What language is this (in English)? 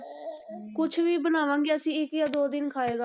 Punjabi